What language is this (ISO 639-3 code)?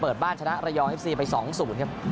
tha